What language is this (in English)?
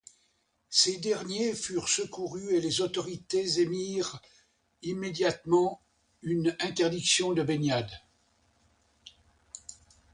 French